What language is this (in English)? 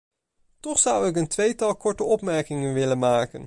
Dutch